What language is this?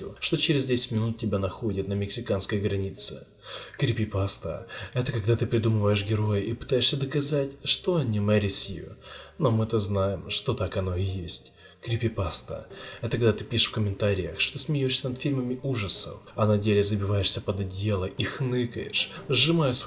Russian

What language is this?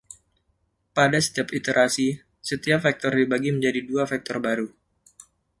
Indonesian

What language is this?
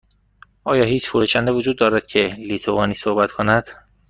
Persian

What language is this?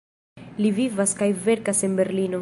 Esperanto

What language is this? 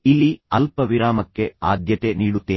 Kannada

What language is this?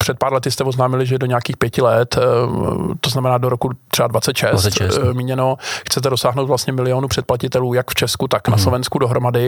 Czech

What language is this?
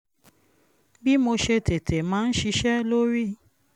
Yoruba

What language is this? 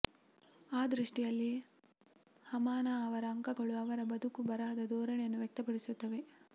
Kannada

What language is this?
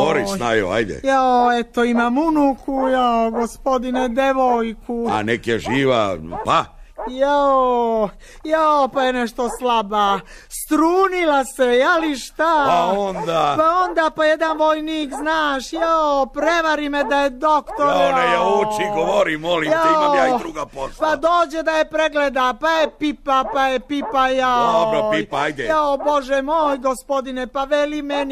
Croatian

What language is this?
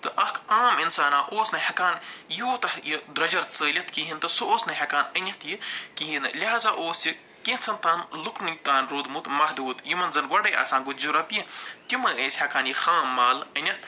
Kashmiri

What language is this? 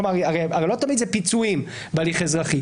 Hebrew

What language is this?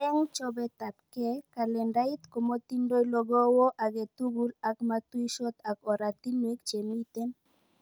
Kalenjin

